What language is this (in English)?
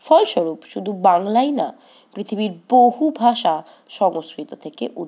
Bangla